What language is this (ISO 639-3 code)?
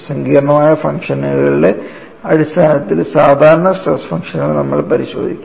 mal